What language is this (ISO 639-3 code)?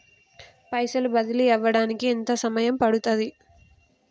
tel